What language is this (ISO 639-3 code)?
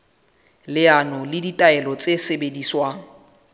sot